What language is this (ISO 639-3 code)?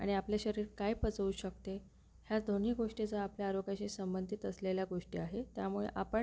mar